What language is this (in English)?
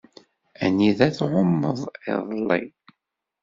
Kabyle